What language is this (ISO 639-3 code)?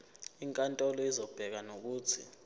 zul